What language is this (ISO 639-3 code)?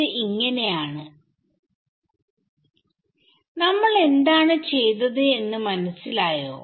mal